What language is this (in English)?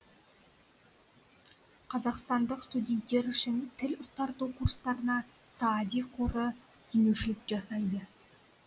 Kazakh